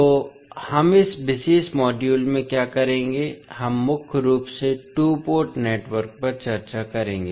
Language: Hindi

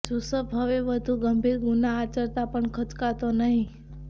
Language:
Gujarati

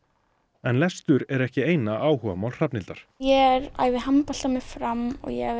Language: Icelandic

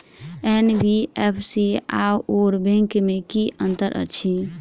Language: Maithili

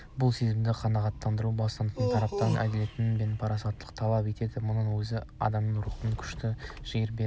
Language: Kazakh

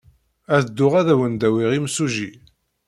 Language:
Kabyle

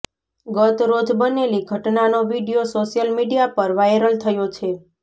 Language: Gujarati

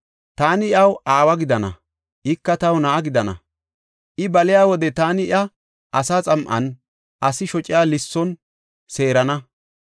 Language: Gofa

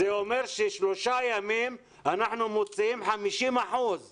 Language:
Hebrew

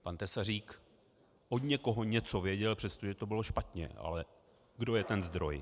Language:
Czech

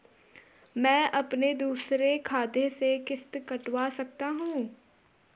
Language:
Hindi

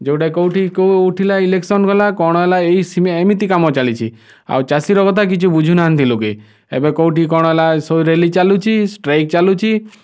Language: Odia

